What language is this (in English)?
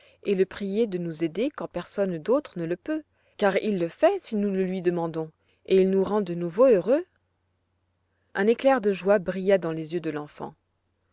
French